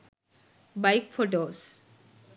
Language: Sinhala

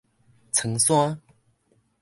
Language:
Min Nan Chinese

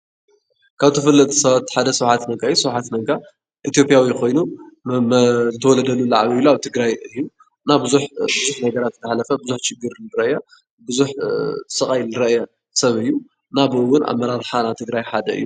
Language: Tigrinya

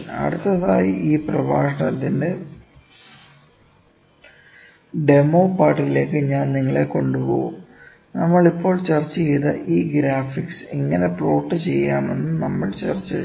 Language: Malayalam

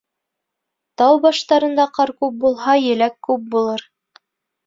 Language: Bashkir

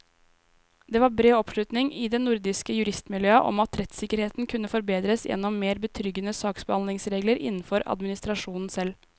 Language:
Norwegian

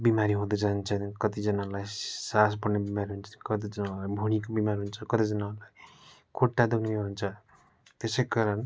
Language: Nepali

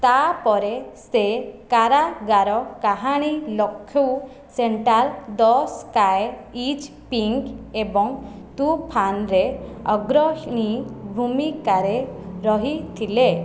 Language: Odia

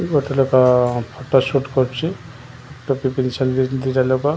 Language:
Odia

